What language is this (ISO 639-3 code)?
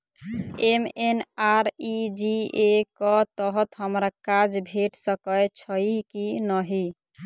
mai